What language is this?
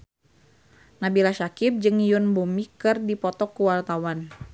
Sundanese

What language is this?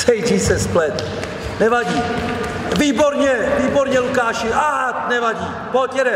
Czech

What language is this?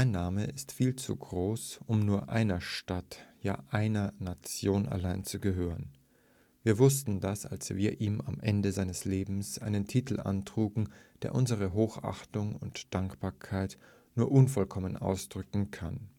German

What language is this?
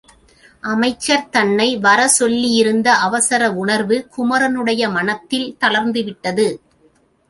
Tamil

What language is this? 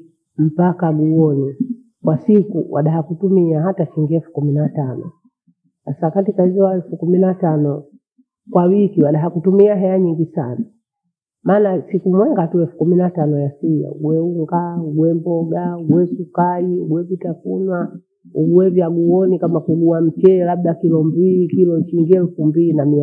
Bondei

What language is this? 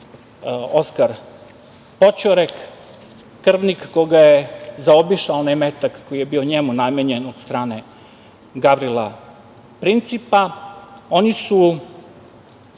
Serbian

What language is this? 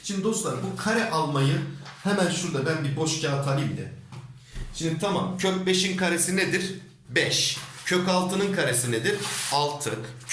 Turkish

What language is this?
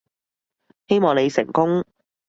Cantonese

